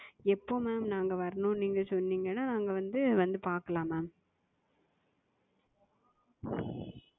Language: Tamil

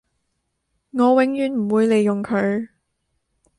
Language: Cantonese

